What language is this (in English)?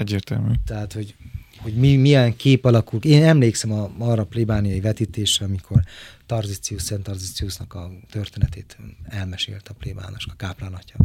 Hungarian